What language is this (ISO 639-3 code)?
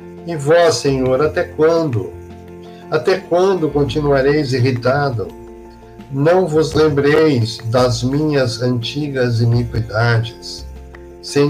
por